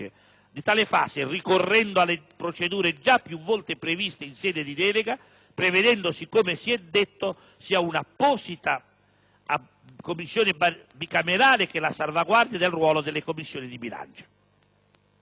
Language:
Italian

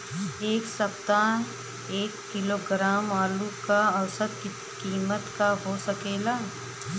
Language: Bhojpuri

